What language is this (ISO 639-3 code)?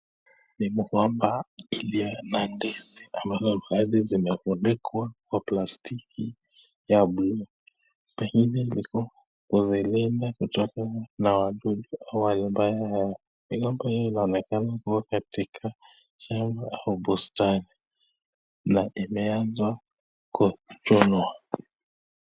swa